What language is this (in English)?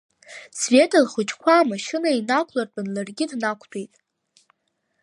Abkhazian